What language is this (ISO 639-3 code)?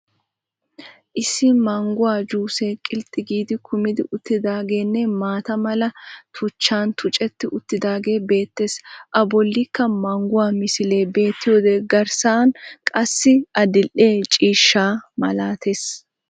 wal